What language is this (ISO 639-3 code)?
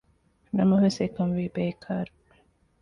div